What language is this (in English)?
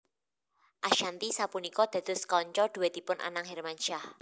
Javanese